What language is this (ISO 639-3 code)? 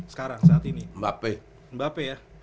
ind